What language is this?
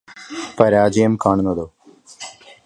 Malayalam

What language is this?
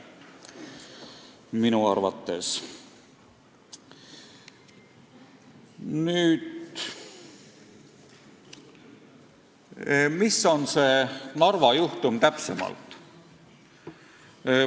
Estonian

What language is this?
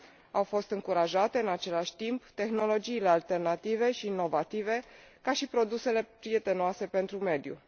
Romanian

